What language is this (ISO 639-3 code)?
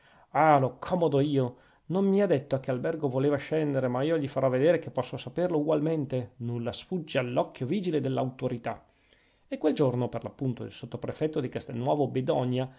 ita